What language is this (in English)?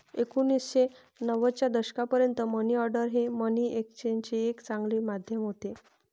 Marathi